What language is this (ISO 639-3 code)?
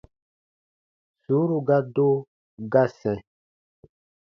bba